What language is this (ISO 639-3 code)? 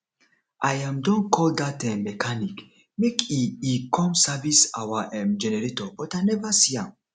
pcm